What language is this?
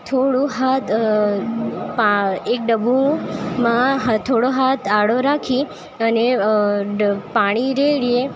Gujarati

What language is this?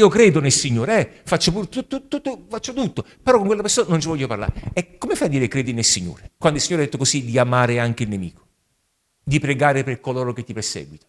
Italian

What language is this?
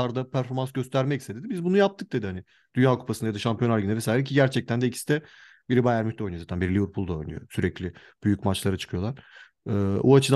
Turkish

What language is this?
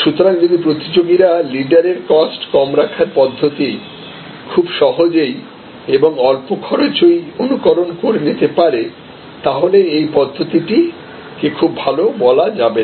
Bangla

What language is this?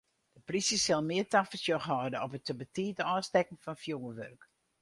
Western Frisian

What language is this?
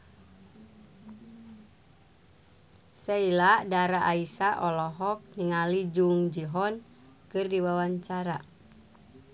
Sundanese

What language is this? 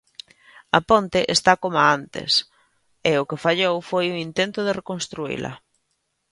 Galician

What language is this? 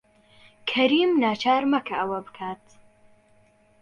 Central Kurdish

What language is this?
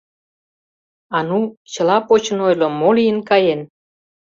Mari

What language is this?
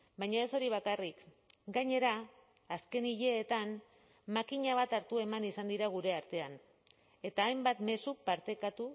Basque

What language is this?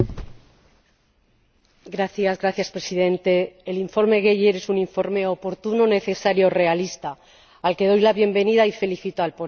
Spanish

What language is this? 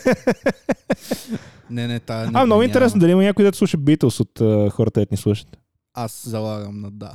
Bulgarian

